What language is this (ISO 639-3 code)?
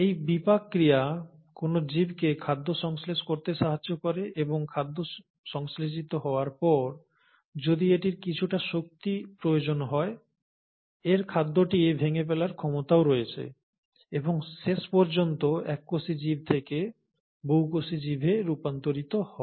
ben